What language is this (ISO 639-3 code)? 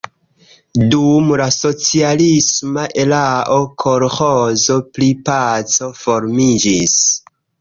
epo